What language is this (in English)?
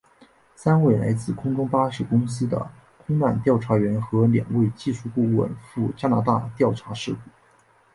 Chinese